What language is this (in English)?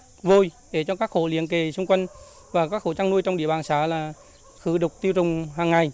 Vietnamese